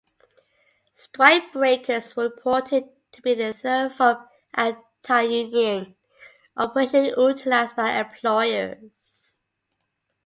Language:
English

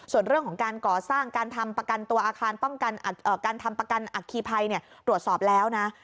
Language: Thai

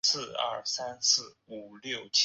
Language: Chinese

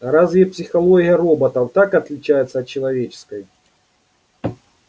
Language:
Russian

